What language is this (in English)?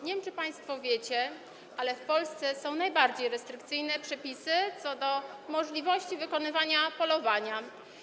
Polish